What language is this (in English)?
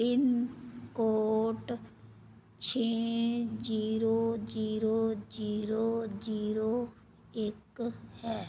Punjabi